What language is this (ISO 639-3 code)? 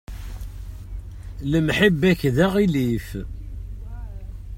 kab